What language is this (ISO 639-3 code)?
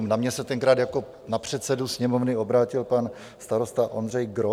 ces